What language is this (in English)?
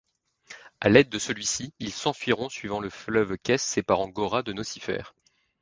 French